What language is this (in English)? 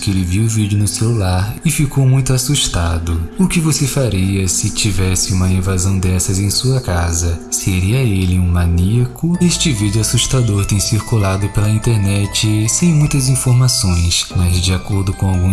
Portuguese